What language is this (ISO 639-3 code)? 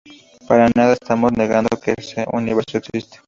spa